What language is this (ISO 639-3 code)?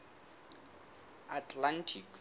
sot